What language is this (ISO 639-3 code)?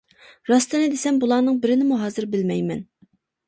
uig